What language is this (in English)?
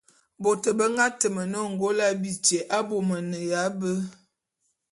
Bulu